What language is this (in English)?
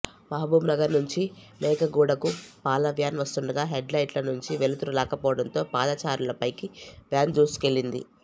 Telugu